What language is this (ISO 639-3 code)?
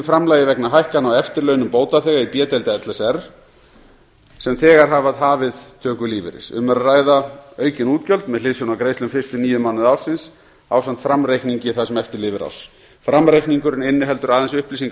isl